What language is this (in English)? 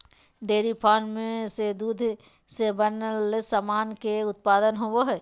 Magahi